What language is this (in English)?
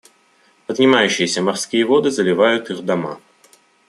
Russian